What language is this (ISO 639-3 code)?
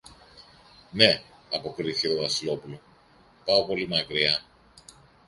ell